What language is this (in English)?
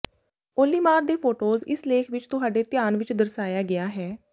Punjabi